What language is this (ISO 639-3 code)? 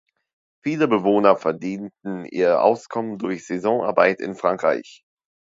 deu